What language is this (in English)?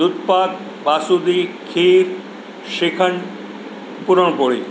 Gujarati